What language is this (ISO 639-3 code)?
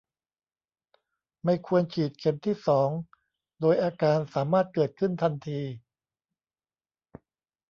tha